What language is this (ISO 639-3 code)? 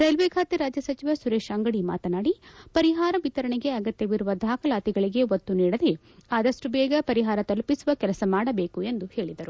kan